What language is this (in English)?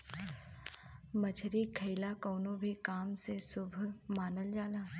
Bhojpuri